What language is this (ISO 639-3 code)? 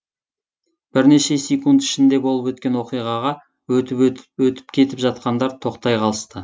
kaz